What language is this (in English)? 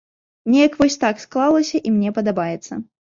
Belarusian